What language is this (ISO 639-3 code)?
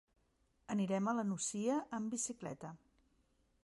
cat